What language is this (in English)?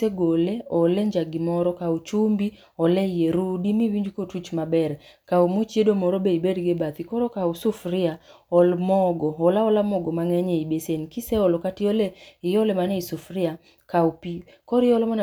Luo (Kenya and Tanzania)